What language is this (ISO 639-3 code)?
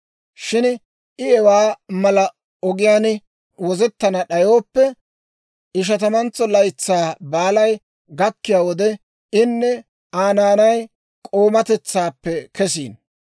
dwr